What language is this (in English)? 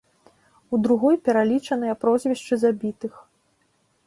Belarusian